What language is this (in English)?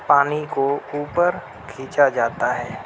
Urdu